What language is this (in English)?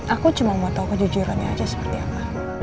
Indonesian